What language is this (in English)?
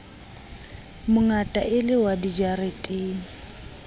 Southern Sotho